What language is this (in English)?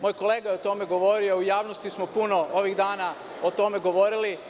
Serbian